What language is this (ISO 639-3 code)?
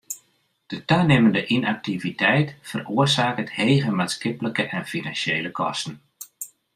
fry